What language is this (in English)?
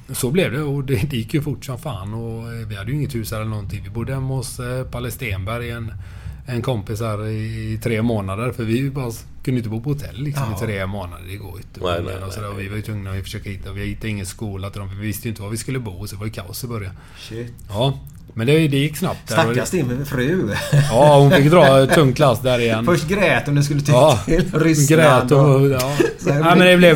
Swedish